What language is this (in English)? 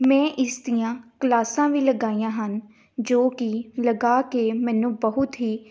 Punjabi